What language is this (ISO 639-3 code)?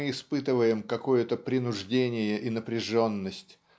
rus